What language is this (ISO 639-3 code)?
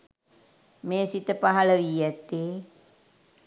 sin